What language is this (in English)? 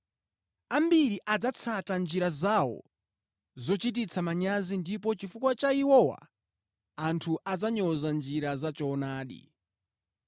Nyanja